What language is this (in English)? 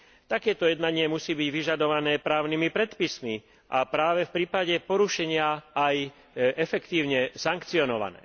Slovak